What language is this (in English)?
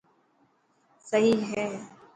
Dhatki